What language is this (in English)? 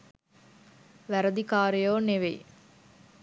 Sinhala